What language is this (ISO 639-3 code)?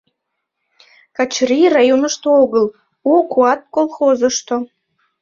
chm